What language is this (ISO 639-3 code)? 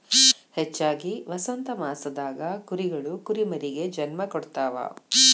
kan